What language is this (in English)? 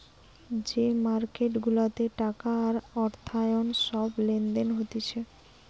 Bangla